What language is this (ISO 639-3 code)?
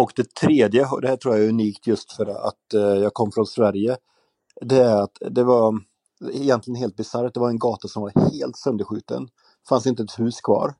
swe